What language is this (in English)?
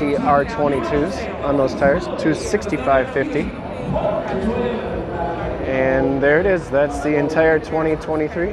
English